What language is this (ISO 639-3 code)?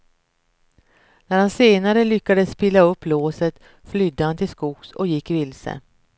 swe